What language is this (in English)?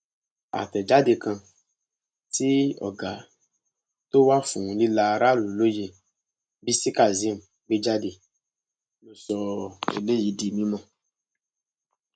Yoruba